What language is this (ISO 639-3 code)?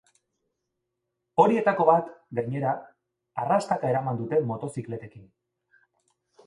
eus